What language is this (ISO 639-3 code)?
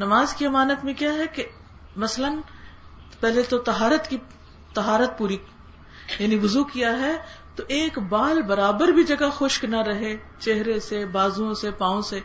urd